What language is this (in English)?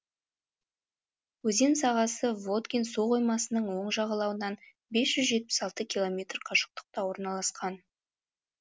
Kazakh